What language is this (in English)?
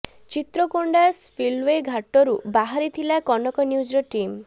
Odia